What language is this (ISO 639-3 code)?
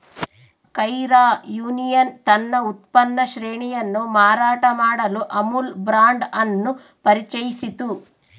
kan